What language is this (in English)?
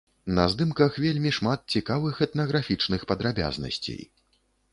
Belarusian